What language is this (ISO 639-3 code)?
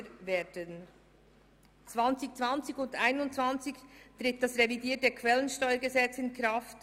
gsw